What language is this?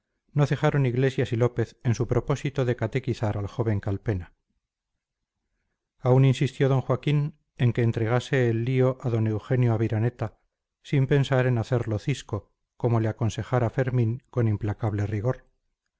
Spanish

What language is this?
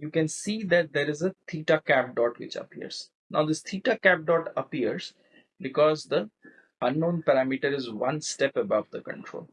English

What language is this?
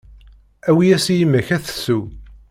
Kabyle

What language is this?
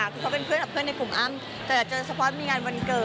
Thai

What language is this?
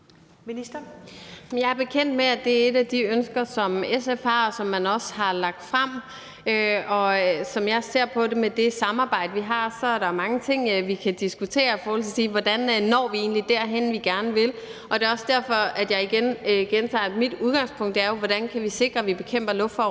Danish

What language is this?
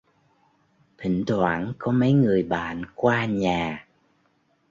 Vietnamese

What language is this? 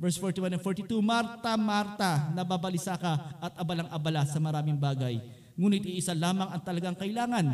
Filipino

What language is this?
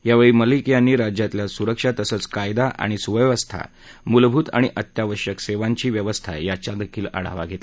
Marathi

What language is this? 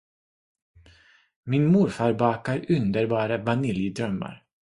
Swedish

